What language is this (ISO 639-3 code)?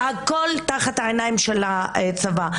heb